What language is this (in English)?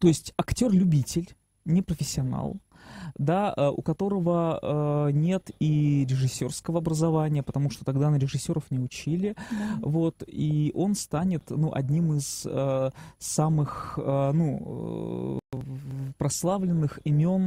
Russian